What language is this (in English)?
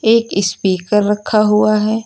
Hindi